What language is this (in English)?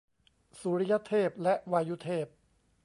Thai